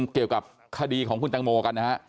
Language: Thai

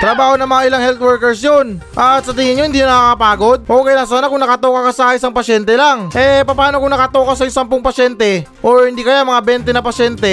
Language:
Filipino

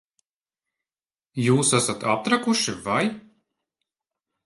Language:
Latvian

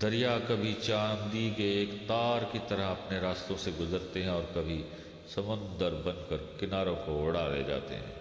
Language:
Urdu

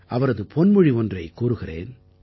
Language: Tamil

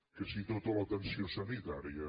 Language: Catalan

